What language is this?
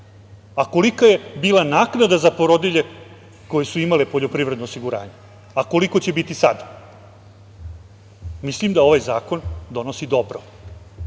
Serbian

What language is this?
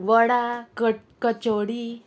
Konkani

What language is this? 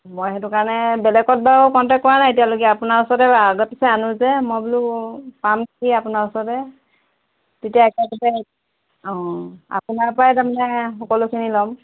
Assamese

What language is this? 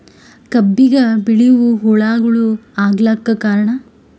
Kannada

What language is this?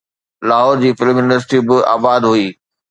Sindhi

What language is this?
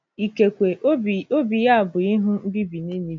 Igbo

